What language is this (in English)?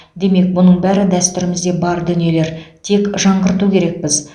Kazakh